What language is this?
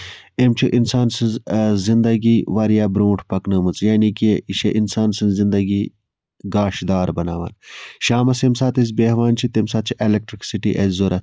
Kashmiri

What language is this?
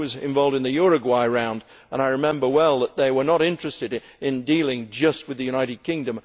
English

